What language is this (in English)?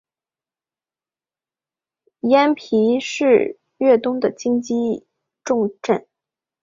Chinese